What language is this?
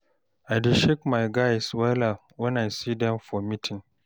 Nigerian Pidgin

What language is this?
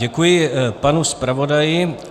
Czech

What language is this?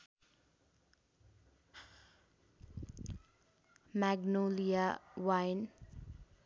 Nepali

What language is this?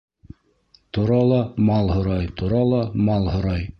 Bashkir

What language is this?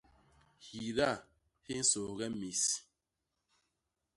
Basaa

